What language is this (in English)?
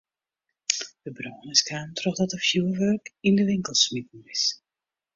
Western Frisian